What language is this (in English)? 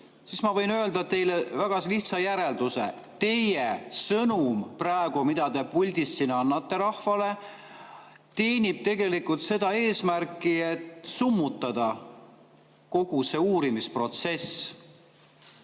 Estonian